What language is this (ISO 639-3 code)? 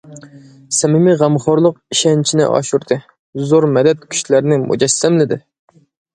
uig